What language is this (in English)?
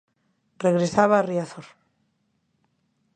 Galician